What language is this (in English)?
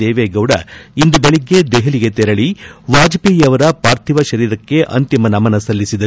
Kannada